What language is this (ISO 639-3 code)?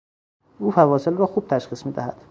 fas